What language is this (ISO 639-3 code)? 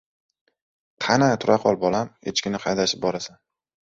uzb